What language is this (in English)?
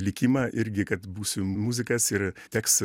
Lithuanian